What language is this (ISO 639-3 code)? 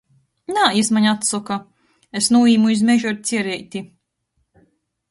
ltg